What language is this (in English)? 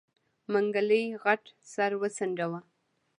Pashto